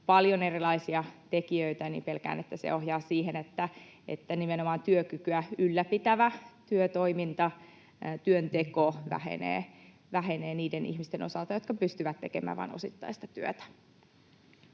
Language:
Finnish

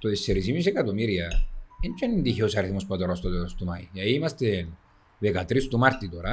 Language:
Greek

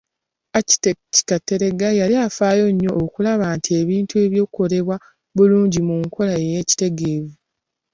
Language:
Ganda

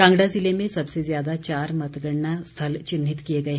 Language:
Hindi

